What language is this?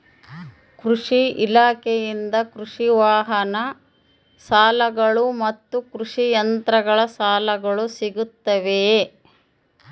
Kannada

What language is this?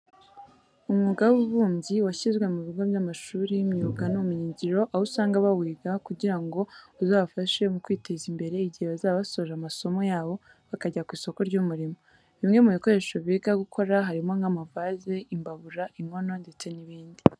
Kinyarwanda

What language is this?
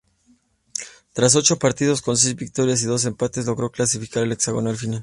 Spanish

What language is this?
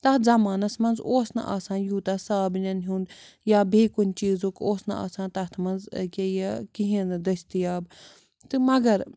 Kashmiri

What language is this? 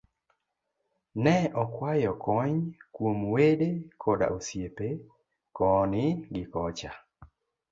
Luo (Kenya and Tanzania)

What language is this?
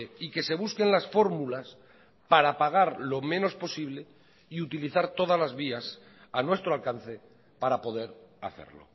Spanish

